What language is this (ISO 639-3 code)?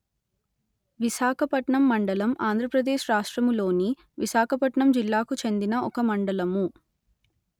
tel